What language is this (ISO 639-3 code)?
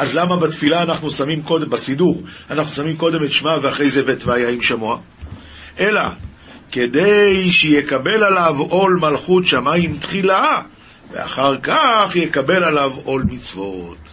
heb